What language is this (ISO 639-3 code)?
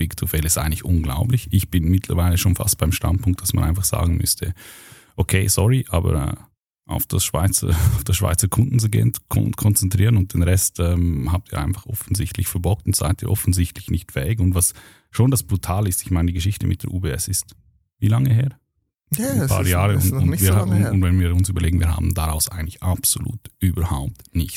deu